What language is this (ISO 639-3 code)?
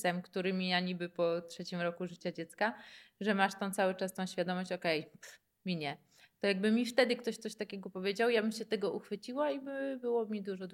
pol